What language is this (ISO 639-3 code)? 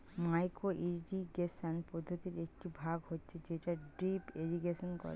ben